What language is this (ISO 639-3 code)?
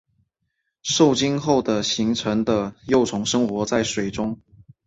zho